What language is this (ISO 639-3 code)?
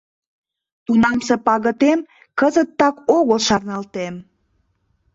chm